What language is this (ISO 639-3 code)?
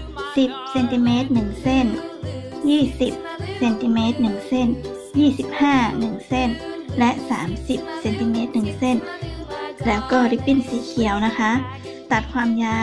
tha